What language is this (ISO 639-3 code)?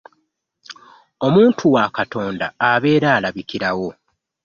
lug